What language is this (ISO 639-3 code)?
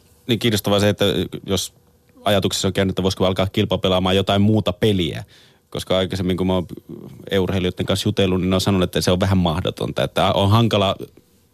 fin